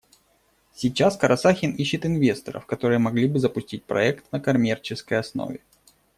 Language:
Russian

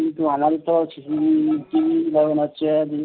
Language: Bangla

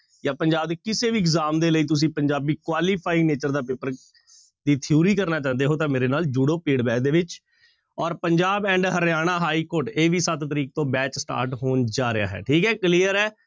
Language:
Punjabi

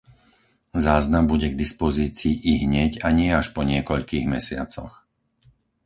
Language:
Slovak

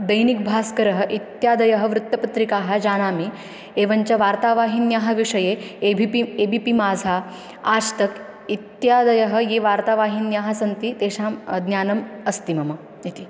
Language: Sanskrit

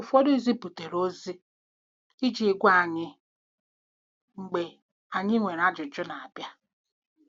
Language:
Igbo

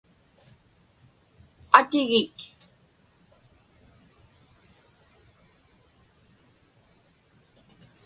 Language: Inupiaq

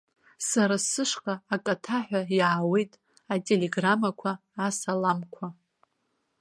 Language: Abkhazian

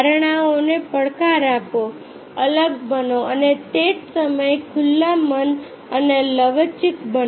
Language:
Gujarati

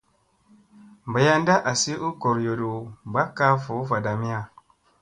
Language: Musey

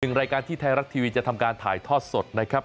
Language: Thai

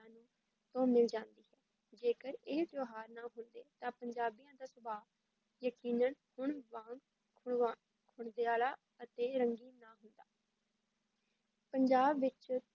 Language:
Punjabi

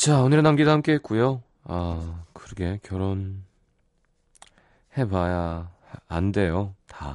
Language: Korean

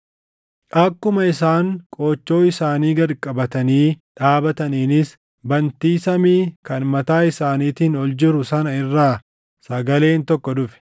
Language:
Oromo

